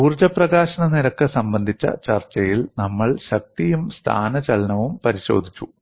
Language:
Malayalam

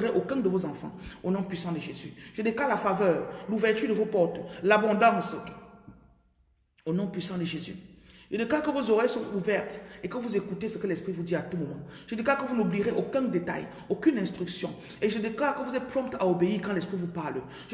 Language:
French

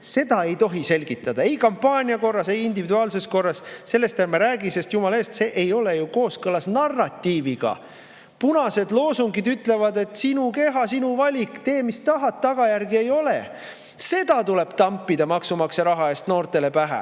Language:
Estonian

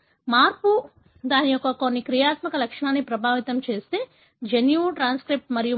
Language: Telugu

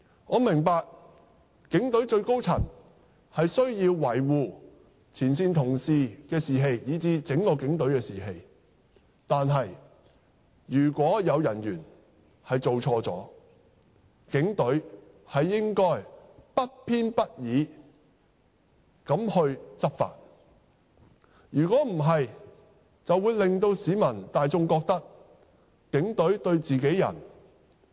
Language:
Cantonese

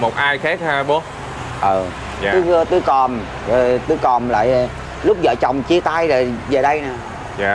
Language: Vietnamese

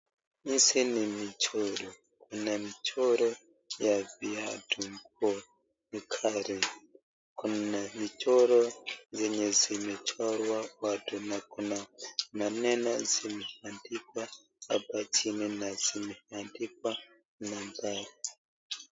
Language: Swahili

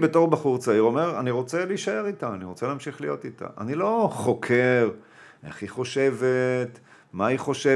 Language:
Hebrew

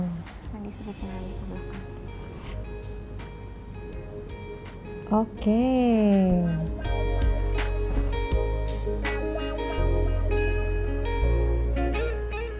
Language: Indonesian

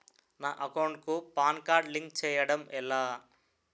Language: Telugu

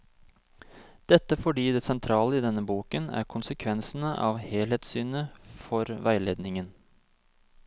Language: Norwegian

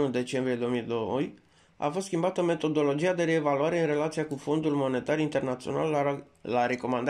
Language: Romanian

